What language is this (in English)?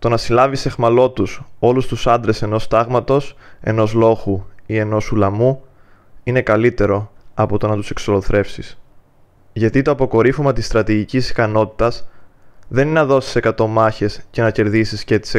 Greek